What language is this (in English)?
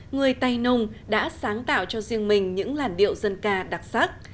Vietnamese